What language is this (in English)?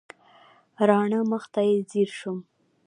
Pashto